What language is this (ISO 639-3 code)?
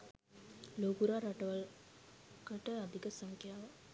sin